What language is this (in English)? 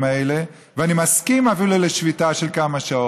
Hebrew